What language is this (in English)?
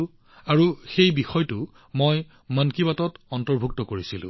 Assamese